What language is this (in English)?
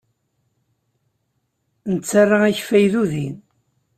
Kabyle